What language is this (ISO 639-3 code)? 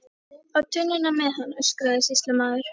isl